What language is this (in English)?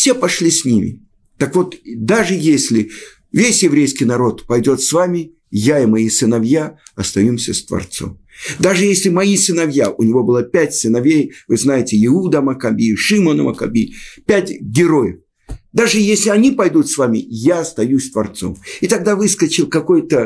Russian